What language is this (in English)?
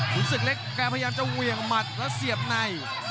Thai